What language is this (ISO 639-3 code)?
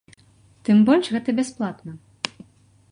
bel